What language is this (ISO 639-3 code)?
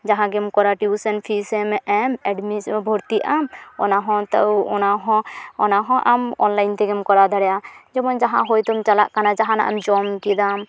sat